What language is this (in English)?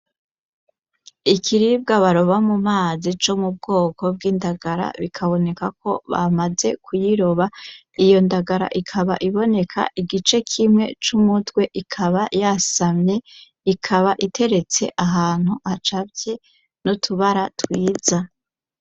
Rundi